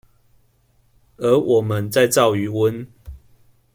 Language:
Chinese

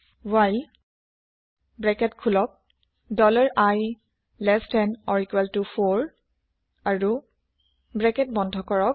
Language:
Assamese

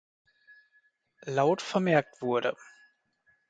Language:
German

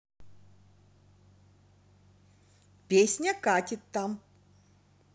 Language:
Russian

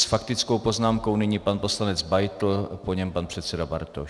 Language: Czech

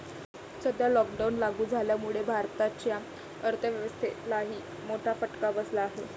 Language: Marathi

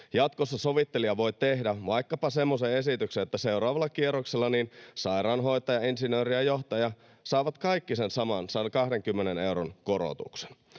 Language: Finnish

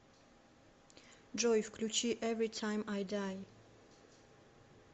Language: Russian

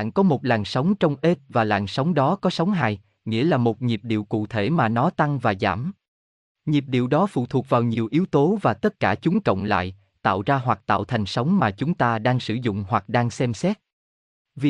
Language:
Vietnamese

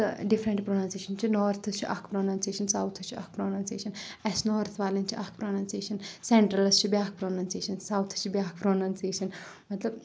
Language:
Kashmiri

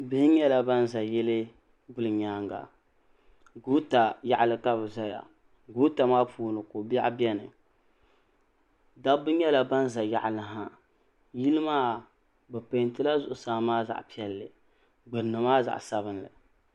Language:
Dagbani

